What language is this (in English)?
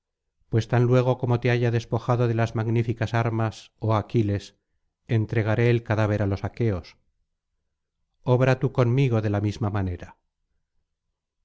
Spanish